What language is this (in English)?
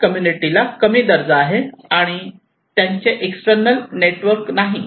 Marathi